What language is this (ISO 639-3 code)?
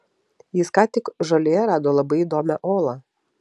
lit